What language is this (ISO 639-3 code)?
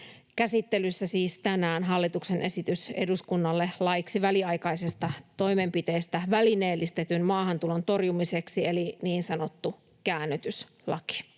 fin